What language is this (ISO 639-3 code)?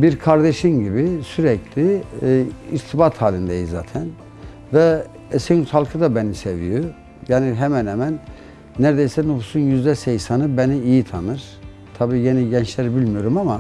tur